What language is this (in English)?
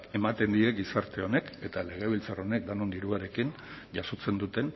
Basque